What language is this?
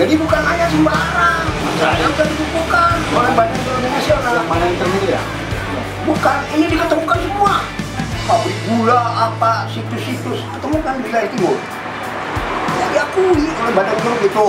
Indonesian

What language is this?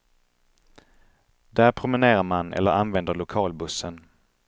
Swedish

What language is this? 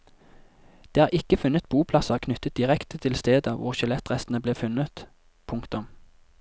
Norwegian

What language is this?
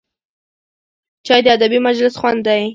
Pashto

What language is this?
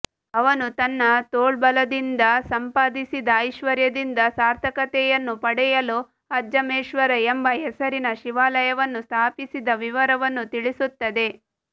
Kannada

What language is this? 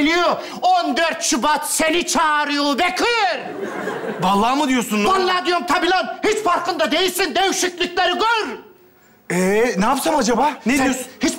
Turkish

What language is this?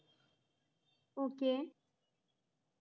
Malayalam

